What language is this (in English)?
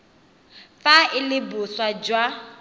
Tswana